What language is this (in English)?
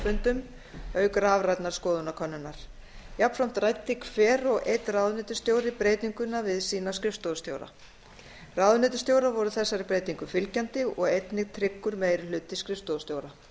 Icelandic